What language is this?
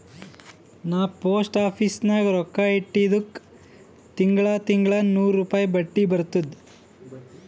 Kannada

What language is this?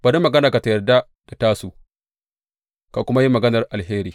Hausa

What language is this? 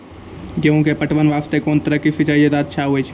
Maithili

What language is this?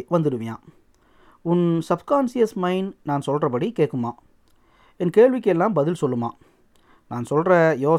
Tamil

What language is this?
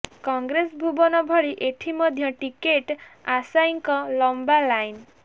Odia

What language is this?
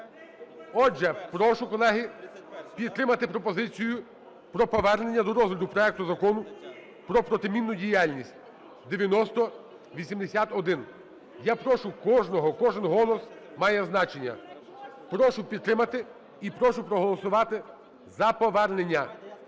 Ukrainian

